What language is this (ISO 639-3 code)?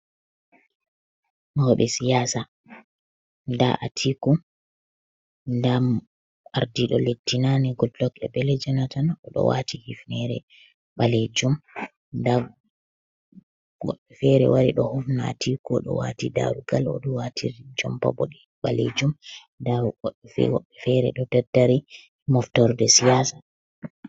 ful